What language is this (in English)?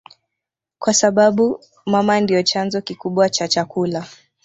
Swahili